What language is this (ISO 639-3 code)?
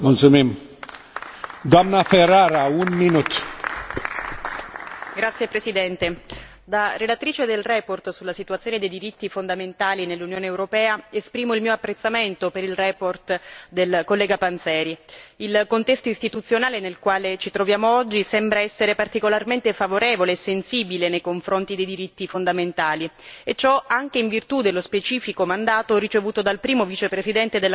ita